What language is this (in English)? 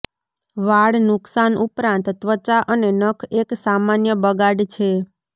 Gujarati